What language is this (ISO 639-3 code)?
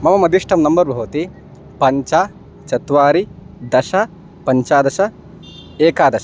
san